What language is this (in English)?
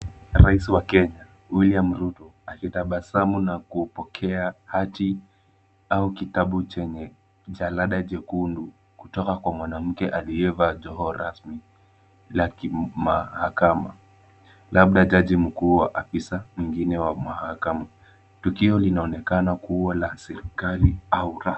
Swahili